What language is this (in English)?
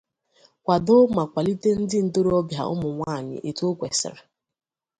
Igbo